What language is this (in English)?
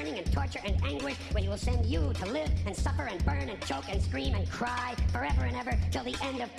Korean